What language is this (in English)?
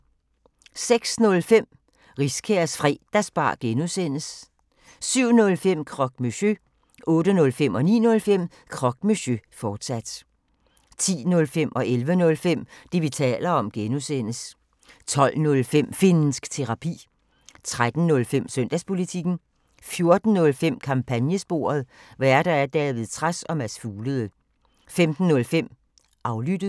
Danish